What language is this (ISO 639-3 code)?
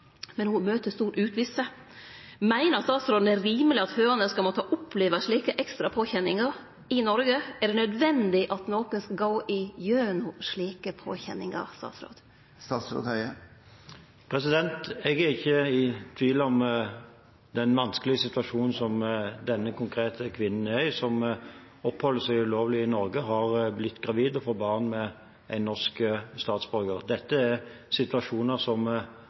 nor